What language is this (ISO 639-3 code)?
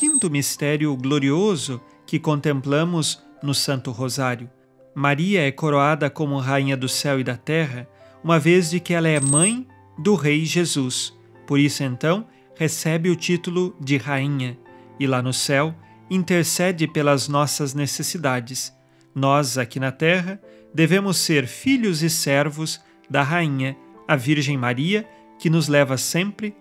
por